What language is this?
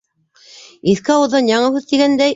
Bashkir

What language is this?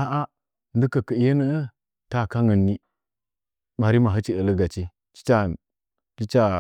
Nzanyi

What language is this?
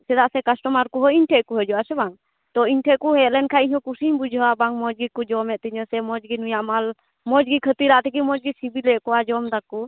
Santali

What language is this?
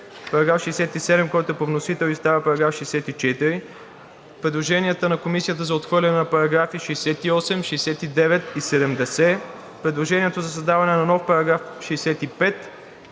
Bulgarian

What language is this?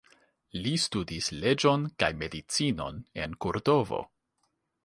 Esperanto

